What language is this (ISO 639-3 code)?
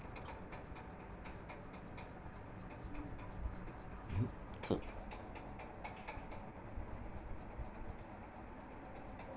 kan